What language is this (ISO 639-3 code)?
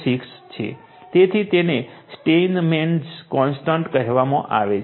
guj